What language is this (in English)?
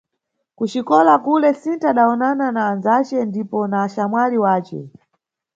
Nyungwe